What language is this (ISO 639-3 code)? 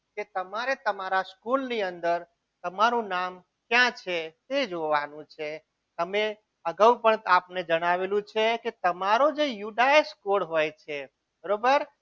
guj